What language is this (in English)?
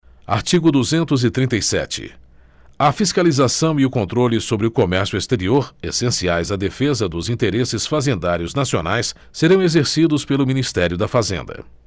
Portuguese